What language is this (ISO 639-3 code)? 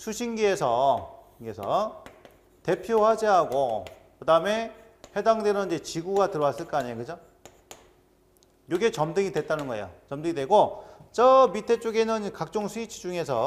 kor